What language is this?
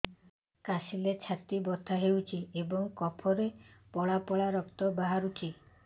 Odia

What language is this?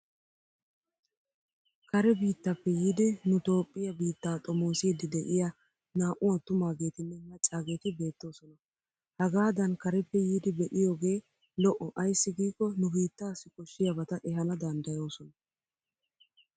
Wolaytta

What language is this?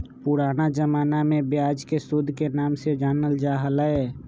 Magahi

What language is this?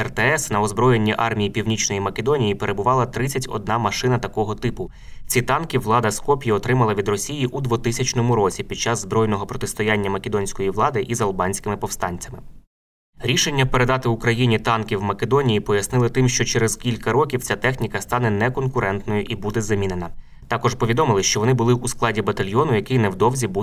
Ukrainian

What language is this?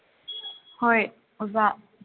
Manipuri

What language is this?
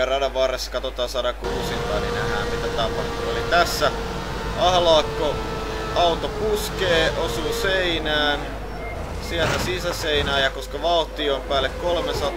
Finnish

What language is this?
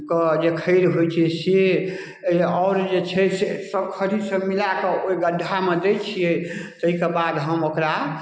Maithili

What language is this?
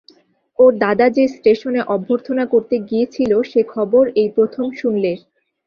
Bangla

